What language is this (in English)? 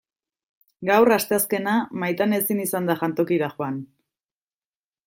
Basque